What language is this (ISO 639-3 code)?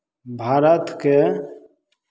mai